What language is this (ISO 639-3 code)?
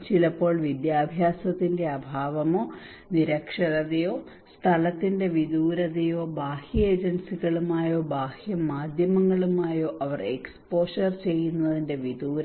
mal